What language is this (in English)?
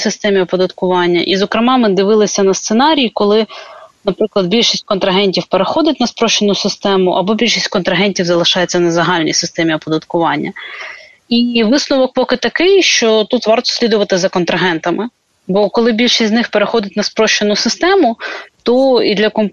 Ukrainian